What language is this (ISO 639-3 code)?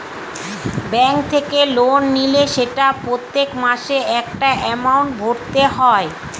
ben